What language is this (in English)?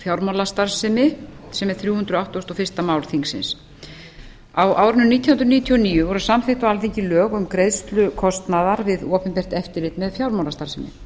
Icelandic